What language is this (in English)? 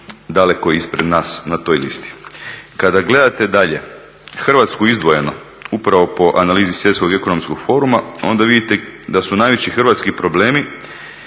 Croatian